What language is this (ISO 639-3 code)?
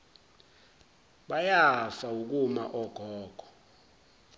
zul